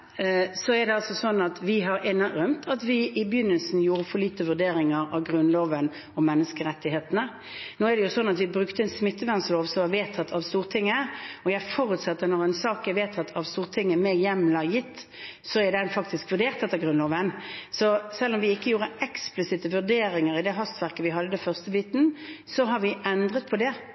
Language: Norwegian Bokmål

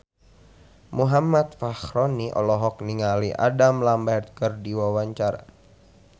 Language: Sundanese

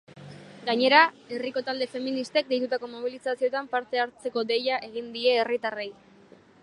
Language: Basque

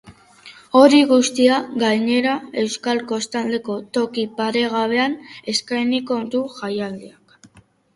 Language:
Basque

